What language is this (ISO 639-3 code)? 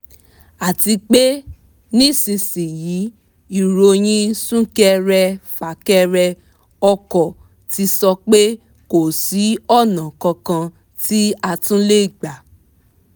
yor